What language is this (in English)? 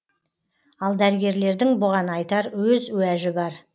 Kazakh